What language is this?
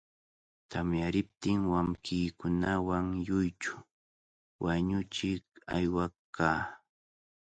Cajatambo North Lima Quechua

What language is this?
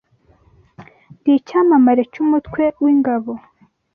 Kinyarwanda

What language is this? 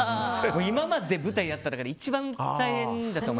Japanese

